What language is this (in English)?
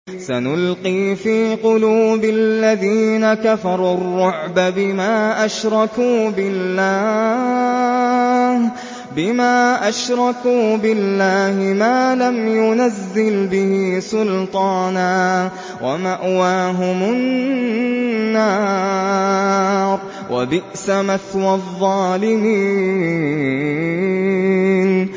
Arabic